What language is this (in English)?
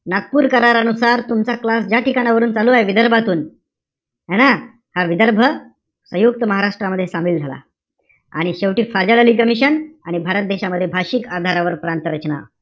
Marathi